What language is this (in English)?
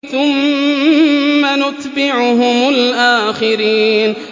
Arabic